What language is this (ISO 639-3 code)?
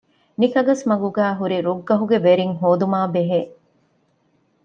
div